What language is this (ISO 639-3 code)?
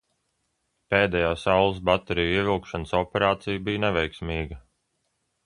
lav